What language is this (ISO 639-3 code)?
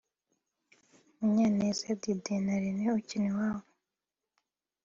kin